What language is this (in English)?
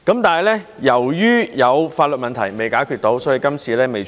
Cantonese